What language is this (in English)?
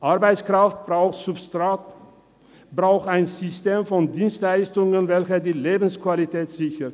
Swiss German